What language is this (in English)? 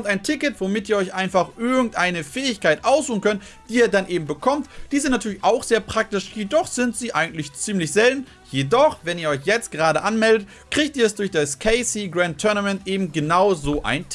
German